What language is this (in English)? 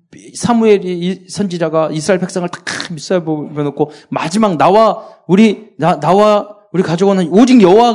Korean